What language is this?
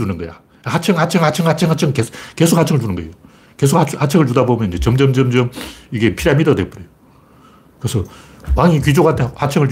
Korean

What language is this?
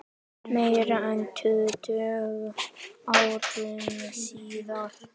Icelandic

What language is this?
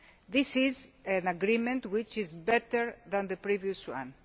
English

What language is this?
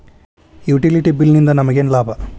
Kannada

